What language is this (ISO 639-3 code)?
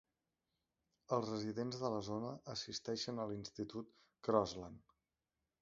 cat